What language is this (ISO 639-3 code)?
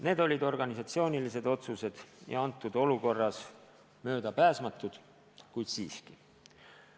est